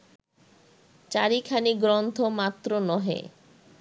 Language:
Bangla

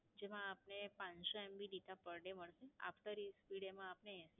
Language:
Gujarati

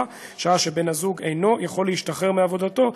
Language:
Hebrew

